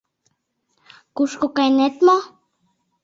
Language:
Mari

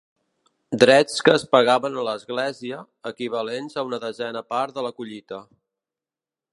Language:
Catalan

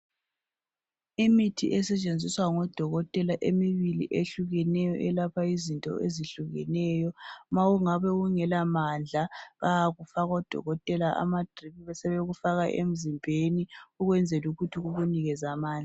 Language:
North Ndebele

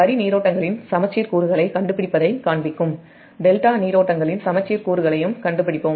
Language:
Tamil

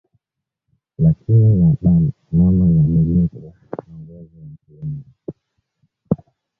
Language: Swahili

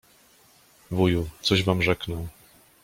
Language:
Polish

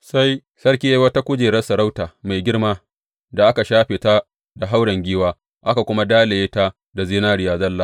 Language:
Hausa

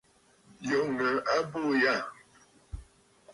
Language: Bafut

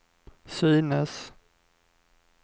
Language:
Swedish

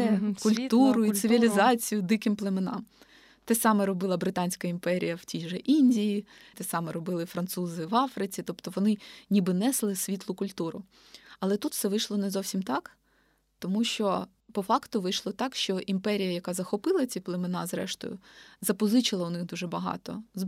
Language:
Ukrainian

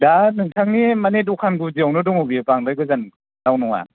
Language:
Bodo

